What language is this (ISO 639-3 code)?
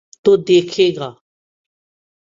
urd